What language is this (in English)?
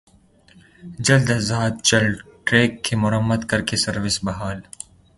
Urdu